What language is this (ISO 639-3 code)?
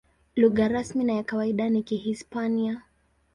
swa